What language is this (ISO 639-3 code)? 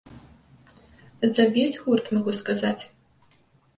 bel